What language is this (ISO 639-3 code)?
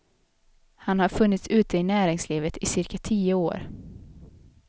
swe